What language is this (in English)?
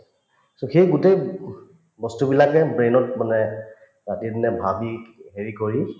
Assamese